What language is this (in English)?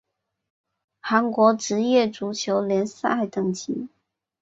Chinese